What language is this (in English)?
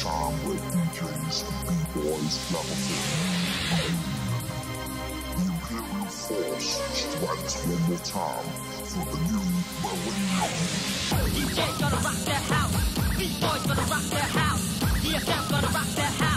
English